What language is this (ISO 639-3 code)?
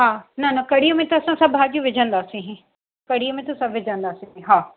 snd